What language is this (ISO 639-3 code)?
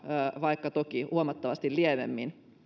fin